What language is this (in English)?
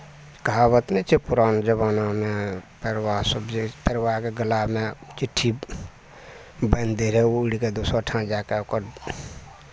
Maithili